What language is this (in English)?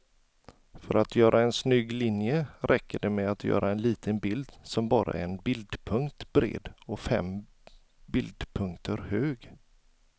Swedish